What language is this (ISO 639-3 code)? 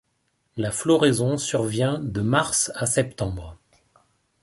fra